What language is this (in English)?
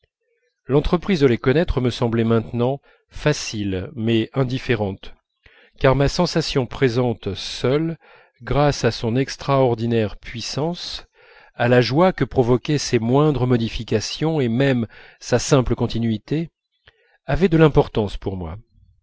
French